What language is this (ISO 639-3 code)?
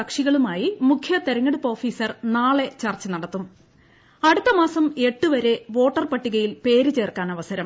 mal